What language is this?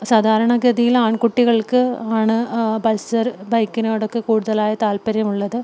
Malayalam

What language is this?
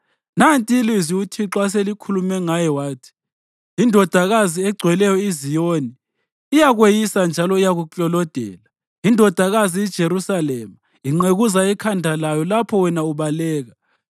North Ndebele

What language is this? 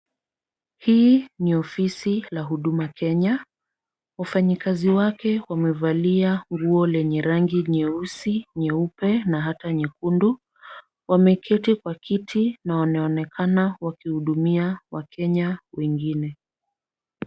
Swahili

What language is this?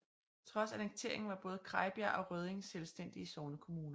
Danish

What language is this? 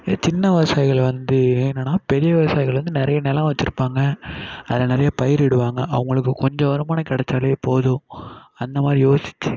Tamil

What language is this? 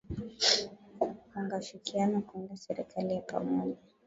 Swahili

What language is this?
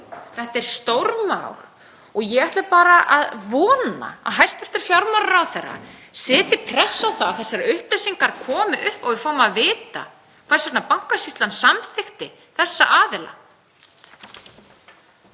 Icelandic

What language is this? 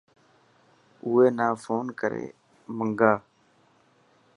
Dhatki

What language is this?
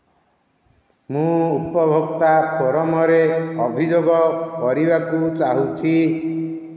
Odia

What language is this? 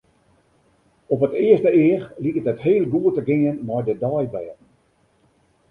Western Frisian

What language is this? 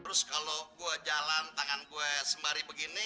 Indonesian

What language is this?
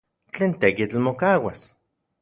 Central Puebla Nahuatl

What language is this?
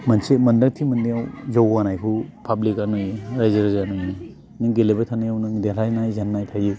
Bodo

